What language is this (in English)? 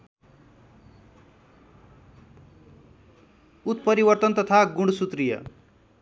Nepali